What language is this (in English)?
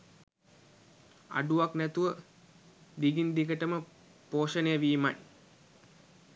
Sinhala